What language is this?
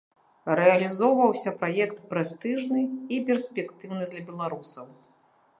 Belarusian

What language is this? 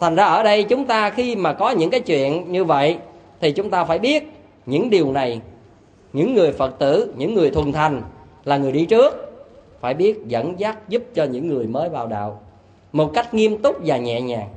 Vietnamese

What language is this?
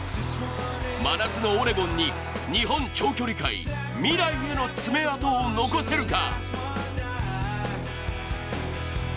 Japanese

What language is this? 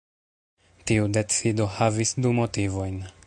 Esperanto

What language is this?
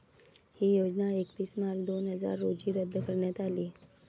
Marathi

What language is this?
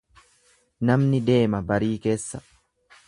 Oromo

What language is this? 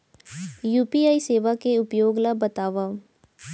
Chhattisgarhi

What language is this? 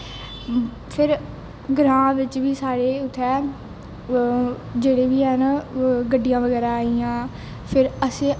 Dogri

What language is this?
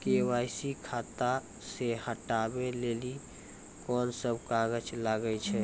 Maithili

